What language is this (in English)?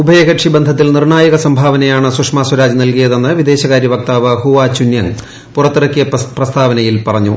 Malayalam